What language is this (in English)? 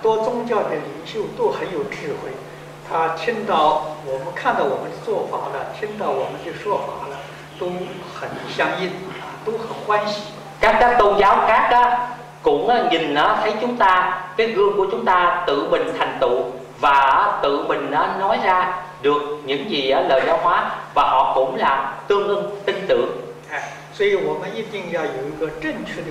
Vietnamese